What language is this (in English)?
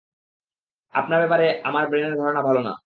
Bangla